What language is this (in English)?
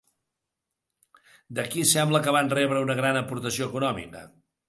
Catalan